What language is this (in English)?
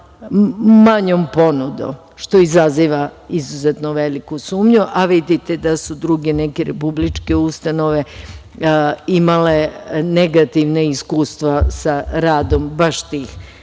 Serbian